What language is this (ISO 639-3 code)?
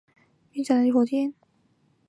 zho